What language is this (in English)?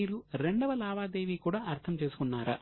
Telugu